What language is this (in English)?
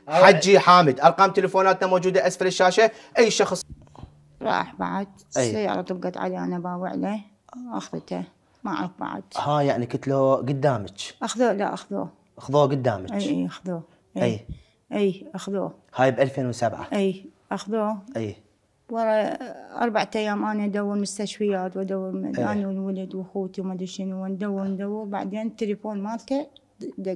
Arabic